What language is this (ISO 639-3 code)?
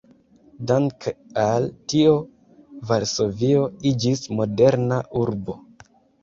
epo